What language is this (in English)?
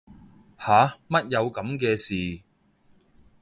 Cantonese